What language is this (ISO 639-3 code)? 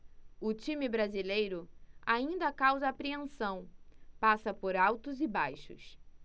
por